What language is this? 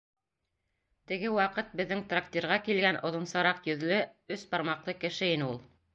Bashkir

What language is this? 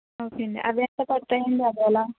Telugu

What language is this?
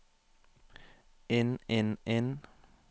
Norwegian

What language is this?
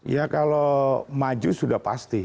Indonesian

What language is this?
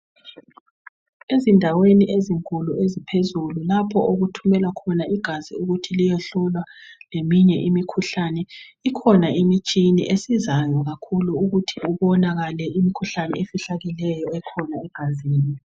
North Ndebele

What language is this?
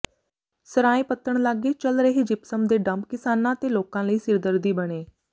Punjabi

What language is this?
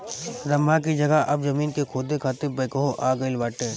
Bhojpuri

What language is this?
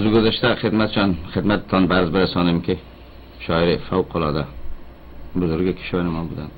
Persian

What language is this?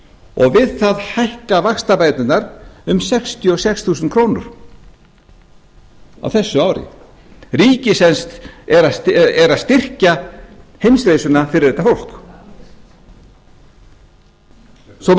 Icelandic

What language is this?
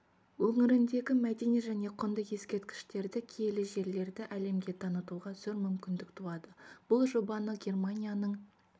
Kazakh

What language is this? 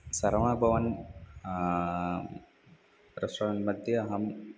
Sanskrit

